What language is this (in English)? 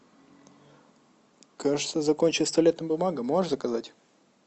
Russian